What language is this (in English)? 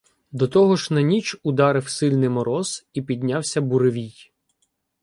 Ukrainian